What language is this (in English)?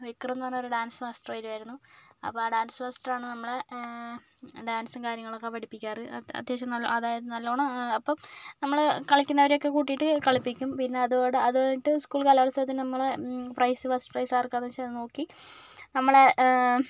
Malayalam